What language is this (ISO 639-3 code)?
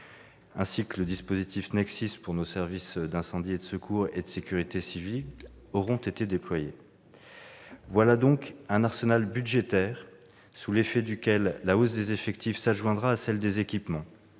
fra